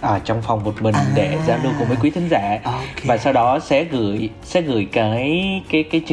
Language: Vietnamese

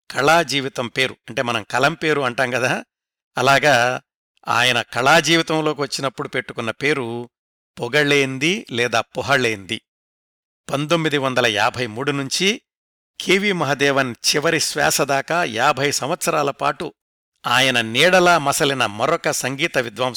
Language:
Telugu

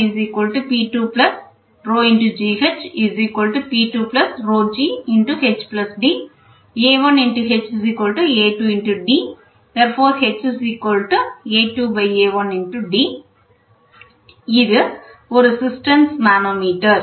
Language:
Tamil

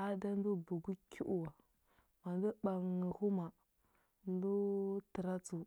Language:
Huba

